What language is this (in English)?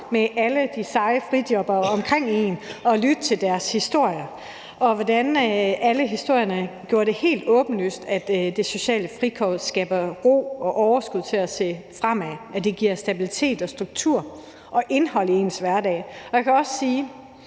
Danish